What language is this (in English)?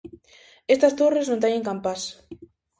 Galician